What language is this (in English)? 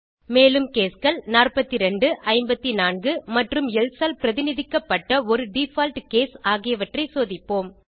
Tamil